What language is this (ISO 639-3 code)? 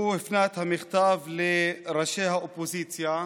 heb